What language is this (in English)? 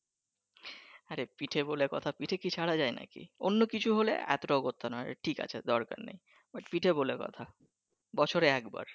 Bangla